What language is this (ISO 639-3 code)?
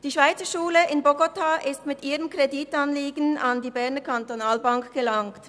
gsw